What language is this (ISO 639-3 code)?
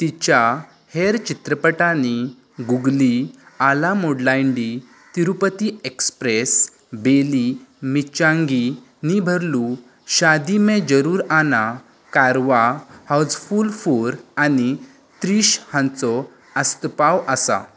kok